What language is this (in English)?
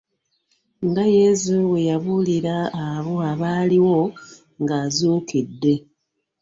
Ganda